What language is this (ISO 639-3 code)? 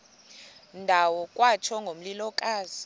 xho